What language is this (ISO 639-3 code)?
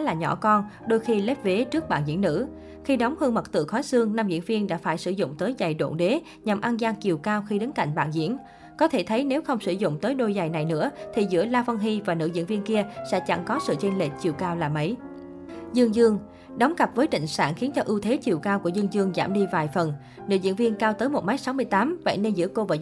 vie